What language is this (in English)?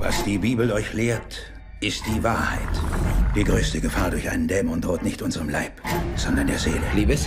German